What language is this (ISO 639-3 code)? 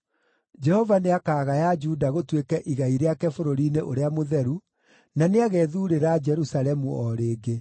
kik